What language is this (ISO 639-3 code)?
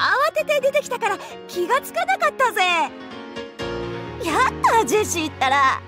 jpn